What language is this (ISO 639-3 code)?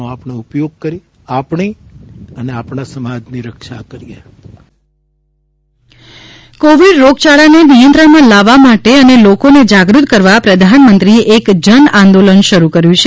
guj